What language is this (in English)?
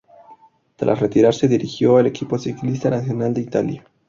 Spanish